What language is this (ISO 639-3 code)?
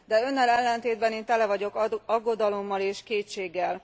hun